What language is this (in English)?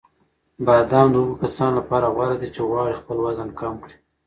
Pashto